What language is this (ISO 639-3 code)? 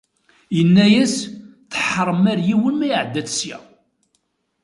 kab